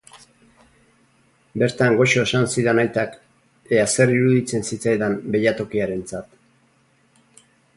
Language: Basque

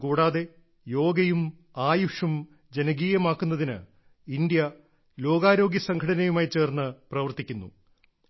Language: Malayalam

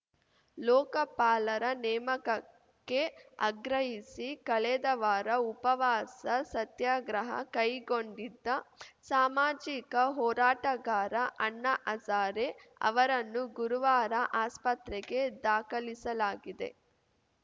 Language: Kannada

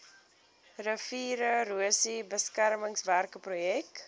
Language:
Afrikaans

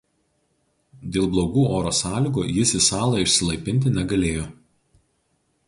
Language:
Lithuanian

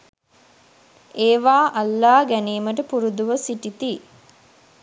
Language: Sinhala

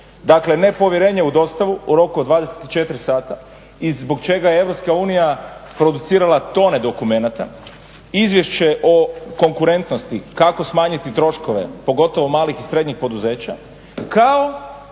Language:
Croatian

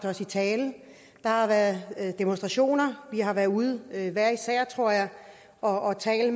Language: Danish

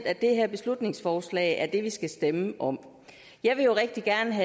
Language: Danish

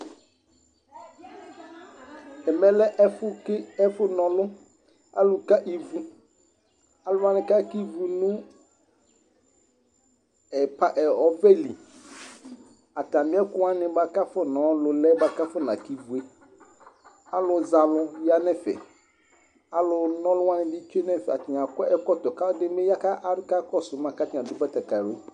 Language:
Ikposo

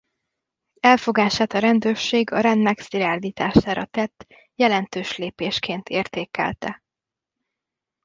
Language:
Hungarian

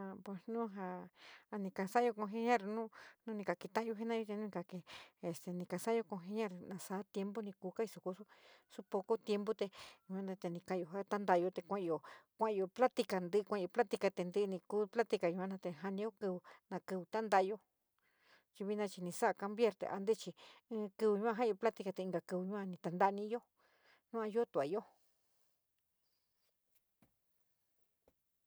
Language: San Miguel El Grande Mixtec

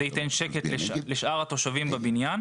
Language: Hebrew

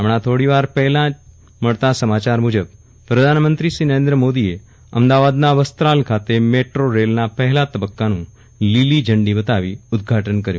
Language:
Gujarati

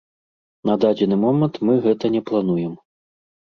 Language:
Belarusian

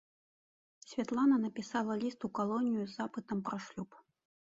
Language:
Belarusian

